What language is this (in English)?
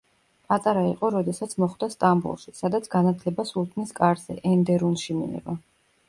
Georgian